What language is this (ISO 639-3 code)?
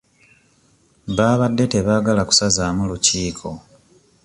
lug